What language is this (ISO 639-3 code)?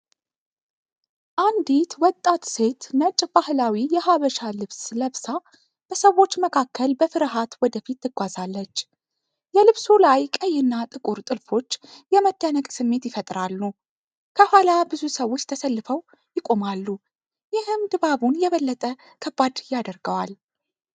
amh